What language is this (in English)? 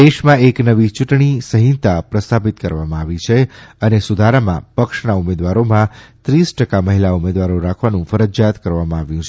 Gujarati